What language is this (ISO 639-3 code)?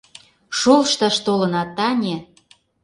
chm